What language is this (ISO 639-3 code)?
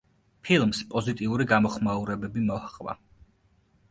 kat